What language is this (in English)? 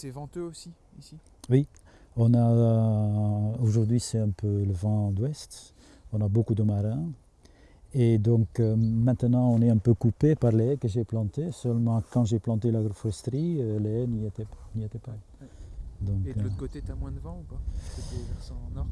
French